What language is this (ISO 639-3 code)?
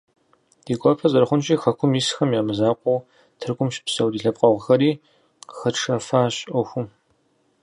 kbd